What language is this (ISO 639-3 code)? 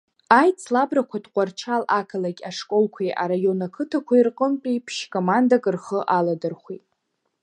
abk